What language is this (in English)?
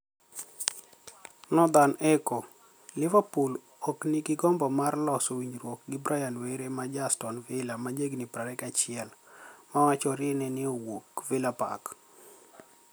Luo (Kenya and Tanzania)